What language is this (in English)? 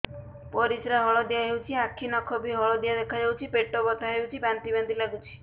Odia